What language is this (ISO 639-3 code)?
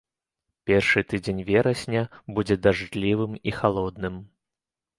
bel